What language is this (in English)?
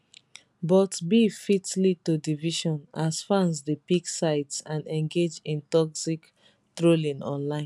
Nigerian Pidgin